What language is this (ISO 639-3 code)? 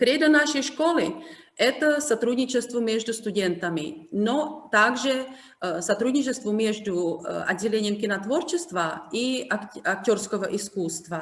rus